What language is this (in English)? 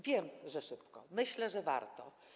Polish